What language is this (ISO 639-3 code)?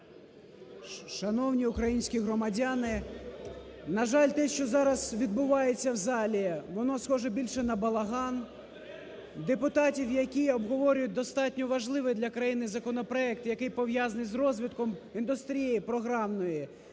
ukr